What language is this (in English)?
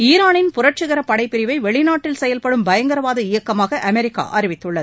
Tamil